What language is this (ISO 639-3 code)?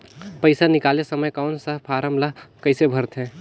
hne